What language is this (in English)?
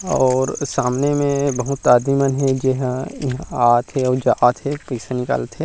Chhattisgarhi